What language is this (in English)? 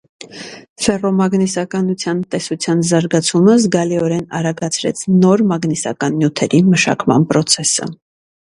Armenian